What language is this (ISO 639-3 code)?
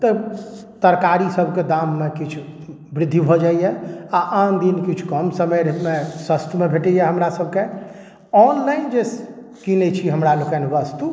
mai